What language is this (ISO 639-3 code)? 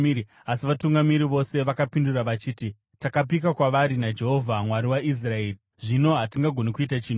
sna